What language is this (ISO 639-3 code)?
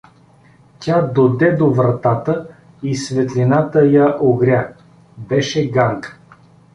bul